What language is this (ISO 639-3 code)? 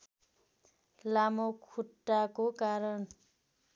nep